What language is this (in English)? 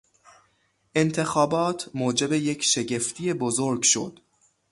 Persian